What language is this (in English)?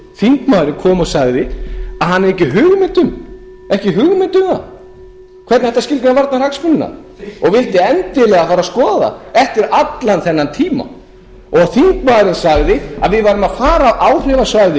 Icelandic